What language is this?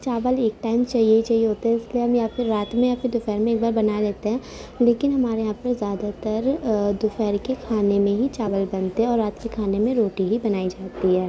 Urdu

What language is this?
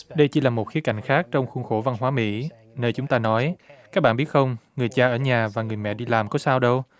Vietnamese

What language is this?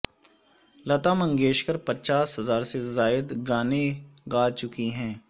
Urdu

